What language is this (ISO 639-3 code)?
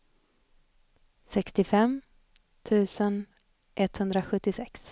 swe